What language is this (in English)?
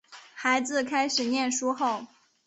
Chinese